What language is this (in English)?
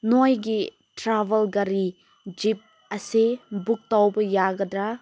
Manipuri